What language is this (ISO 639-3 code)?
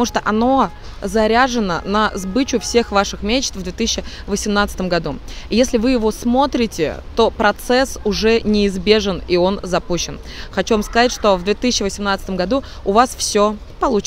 rus